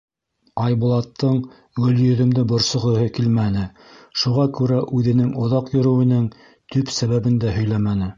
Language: Bashkir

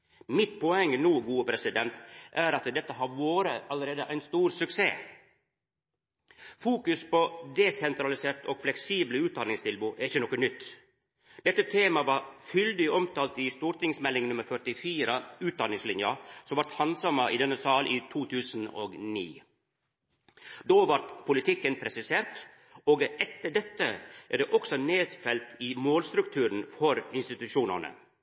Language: Norwegian Nynorsk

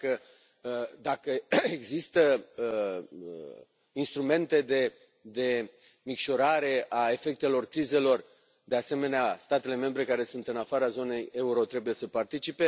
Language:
Romanian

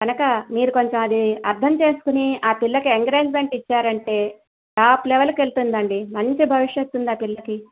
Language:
Telugu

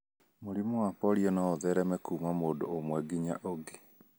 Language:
Kikuyu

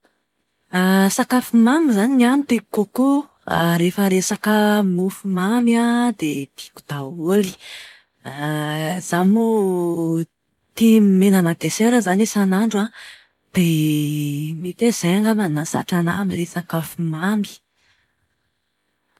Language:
Malagasy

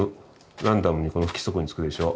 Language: Japanese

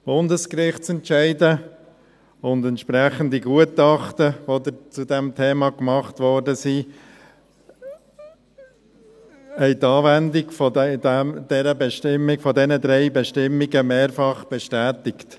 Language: Swiss German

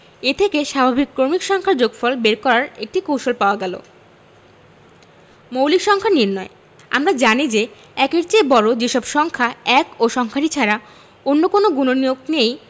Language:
Bangla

